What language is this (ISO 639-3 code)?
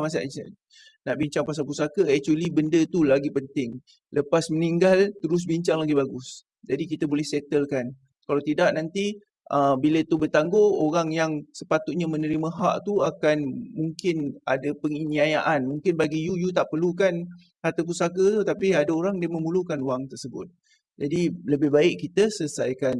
msa